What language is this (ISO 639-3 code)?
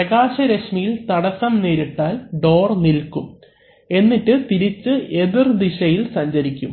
mal